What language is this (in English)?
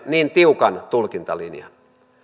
Finnish